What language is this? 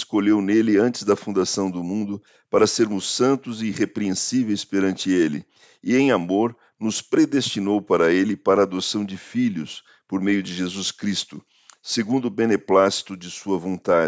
Portuguese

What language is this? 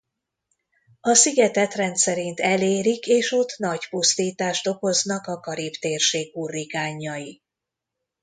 Hungarian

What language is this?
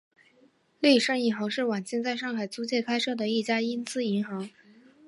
Chinese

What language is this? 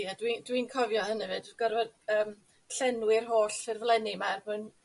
Welsh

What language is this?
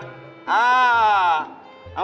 Thai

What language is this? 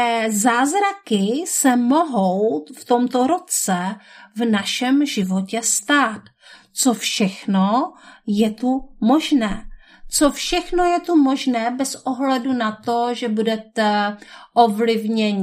Czech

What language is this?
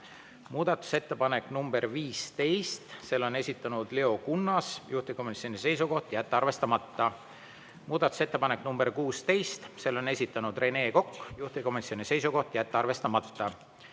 Estonian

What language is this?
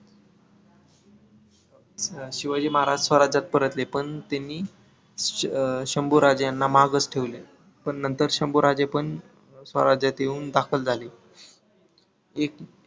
Marathi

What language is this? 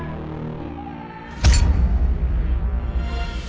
Indonesian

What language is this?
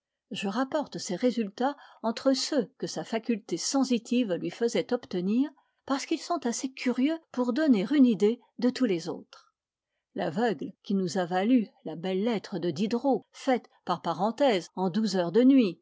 French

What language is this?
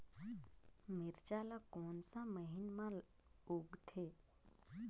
Chhattisgarhi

